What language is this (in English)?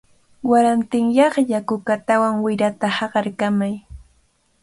Cajatambo North Lima Quechua